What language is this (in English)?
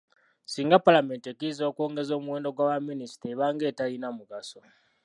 Ganda